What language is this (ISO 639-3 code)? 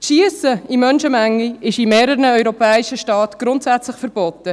gsw